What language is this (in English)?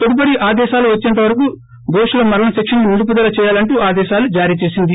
Telugu